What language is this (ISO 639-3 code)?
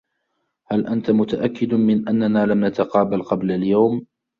ara